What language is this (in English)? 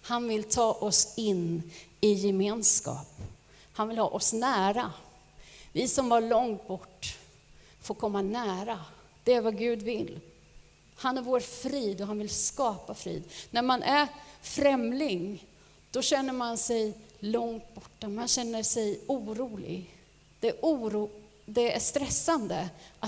Swedish